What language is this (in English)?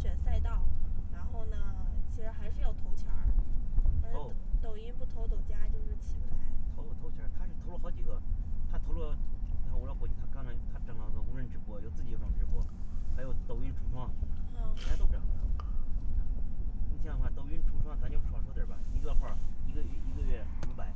Chinese